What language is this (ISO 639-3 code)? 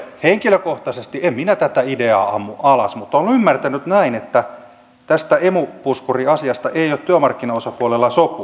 fin